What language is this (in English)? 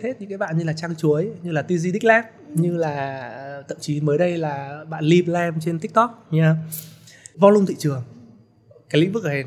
Vietnamese